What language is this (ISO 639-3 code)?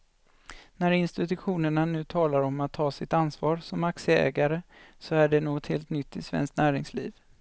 swe